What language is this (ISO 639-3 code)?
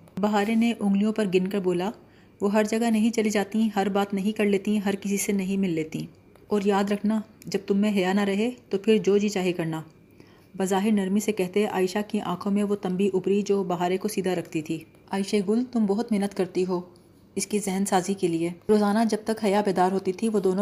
urd